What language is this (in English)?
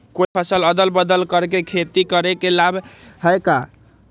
Magahi